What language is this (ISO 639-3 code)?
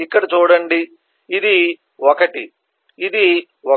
tel